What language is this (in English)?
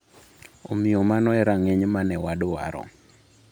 Luo (Kenya and Tanzania)